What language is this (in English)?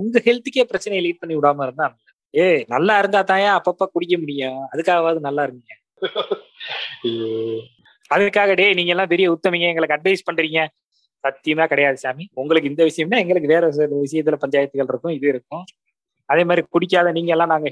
Tamil